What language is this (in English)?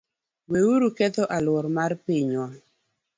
Luo (Kenya and Tanzania)